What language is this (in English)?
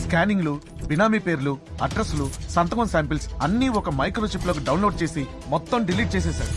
Telugu